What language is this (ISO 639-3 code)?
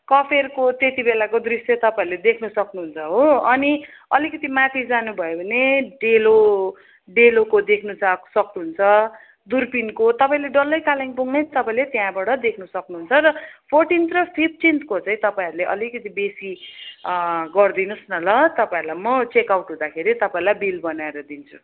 nep